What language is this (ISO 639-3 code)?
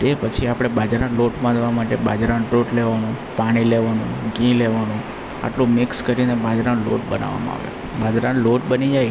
guj